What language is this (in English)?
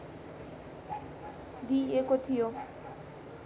Nepali